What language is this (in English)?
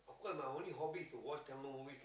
English